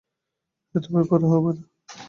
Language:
Bangla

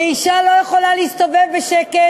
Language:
Hebrew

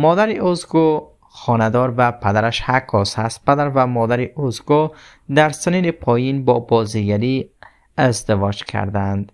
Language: Persian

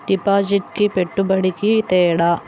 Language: Telugu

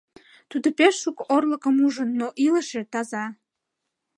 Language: Mari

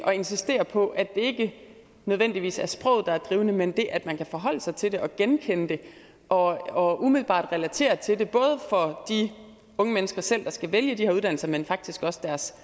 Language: Danish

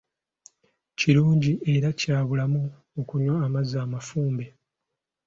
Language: Ganda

